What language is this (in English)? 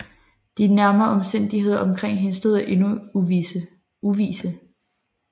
Danish